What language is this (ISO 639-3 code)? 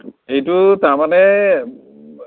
asm